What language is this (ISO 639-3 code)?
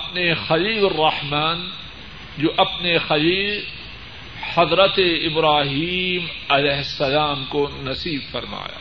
urd